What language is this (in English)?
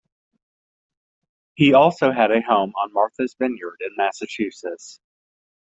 English